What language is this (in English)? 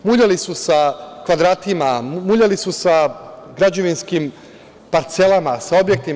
Serbian